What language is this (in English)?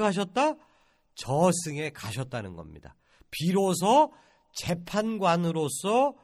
Korean